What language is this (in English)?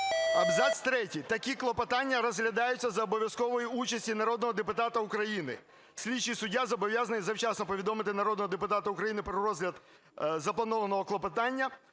Ukrainian